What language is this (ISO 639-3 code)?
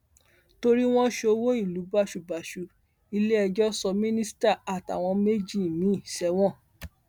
yor